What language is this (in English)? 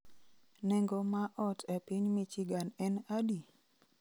Luo (Kenya and Tanzania)